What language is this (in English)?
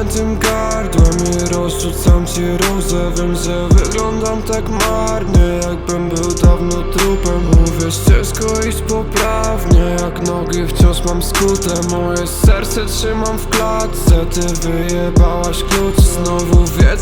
Polish